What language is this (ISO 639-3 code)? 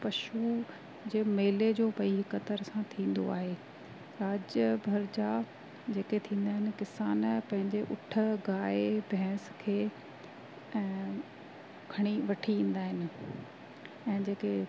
snd